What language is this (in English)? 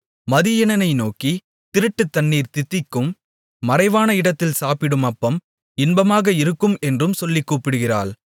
Tamil